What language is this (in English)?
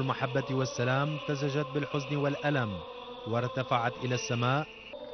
Arabic